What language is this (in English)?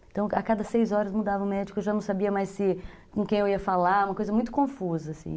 Portuguese